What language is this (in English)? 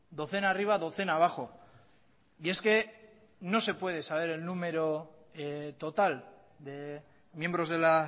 Spanish